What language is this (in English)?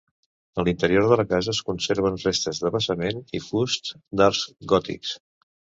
Catalan